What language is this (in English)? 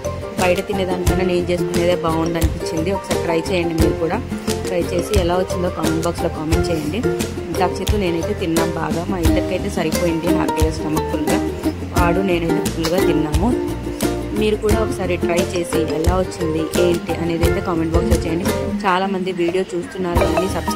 Telugu